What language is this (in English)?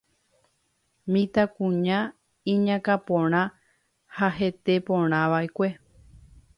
Guarani